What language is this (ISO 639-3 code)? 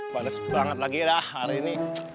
ind